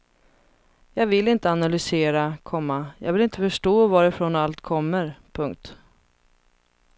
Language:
Swedish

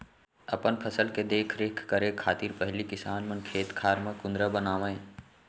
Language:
Chhattisgarhi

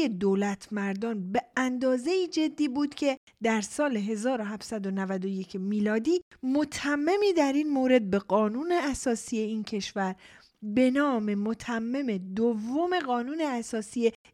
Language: Persian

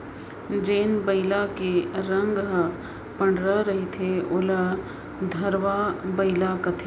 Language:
Chhattisgarhi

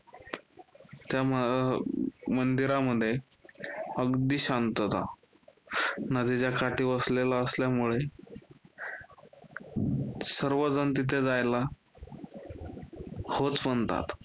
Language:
Marathi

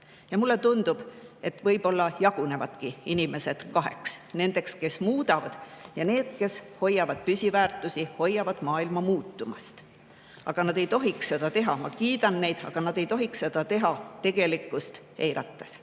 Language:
Estonian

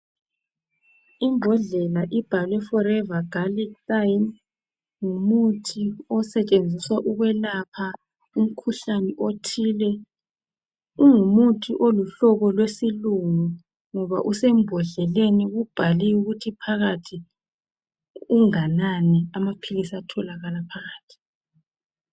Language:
North Ndebele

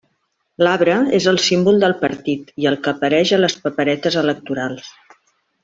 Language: Catalan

